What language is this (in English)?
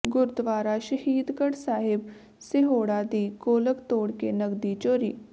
Punjabi